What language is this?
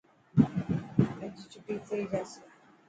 Dhatki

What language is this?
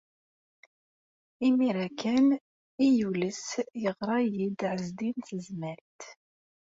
Kabyle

